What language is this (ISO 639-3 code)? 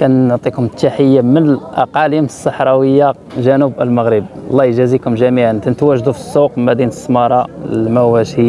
ara